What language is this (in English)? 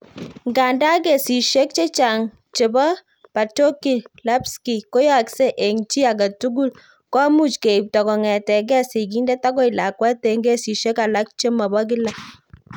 Kalenjin